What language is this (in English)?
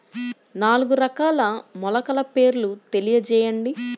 Telugu